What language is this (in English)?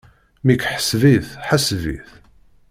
Kabyle